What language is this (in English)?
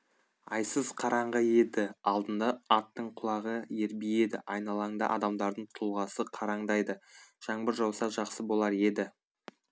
Kazakh